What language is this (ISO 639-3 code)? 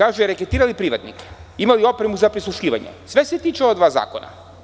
srp